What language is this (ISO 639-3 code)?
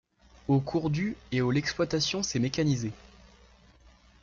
fra